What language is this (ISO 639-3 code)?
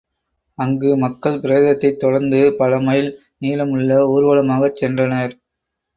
tam